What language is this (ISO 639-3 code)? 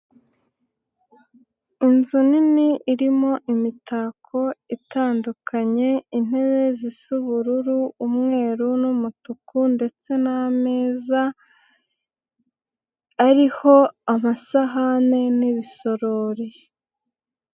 kin